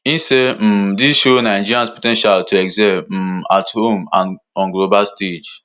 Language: Nigerian Pidgin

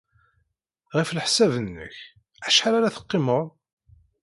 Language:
Kabyle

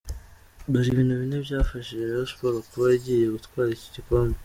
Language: Kinyarwanda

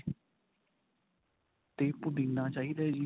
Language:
Punjabi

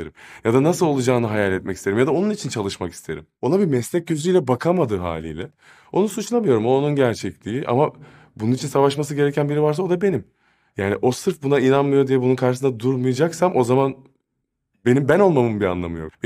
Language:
Turkish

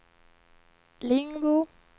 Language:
Swedish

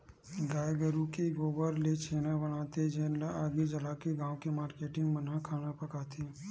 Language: Chhattisgarhi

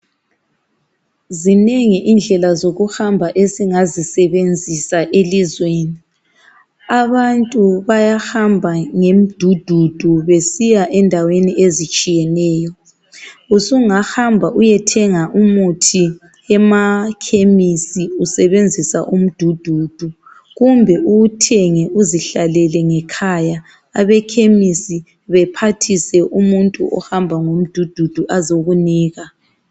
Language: North Ndebele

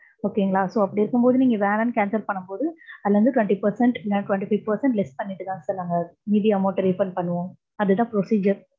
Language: Tamil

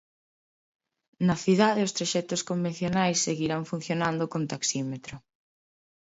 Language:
Galician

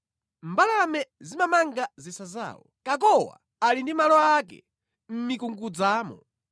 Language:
Nyanja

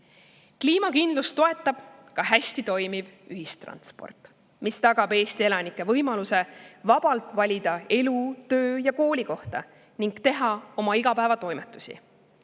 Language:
Estonian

